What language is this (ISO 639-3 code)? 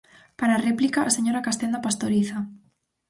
glg